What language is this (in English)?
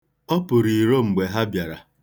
Igbo